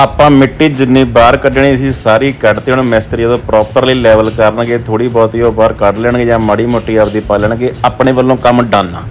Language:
Punjabi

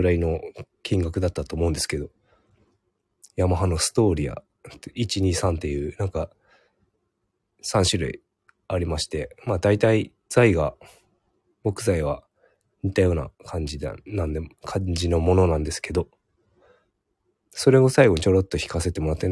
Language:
Japanese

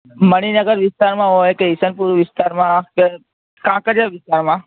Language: Gujarati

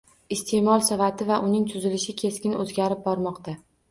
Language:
Uzbek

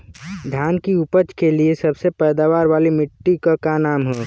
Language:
Bhojpuri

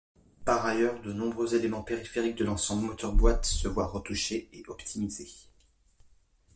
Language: French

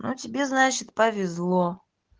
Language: Russian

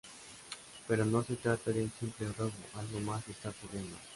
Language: Spanish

